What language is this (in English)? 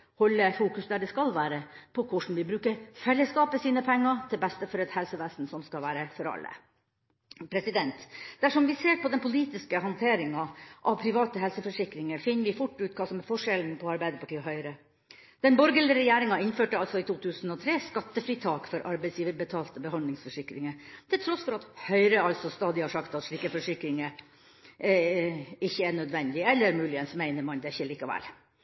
Norwegian Bokmål